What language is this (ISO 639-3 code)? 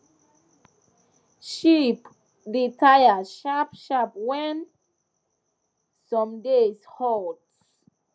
pcm